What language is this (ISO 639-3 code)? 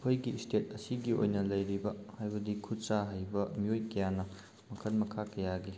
mni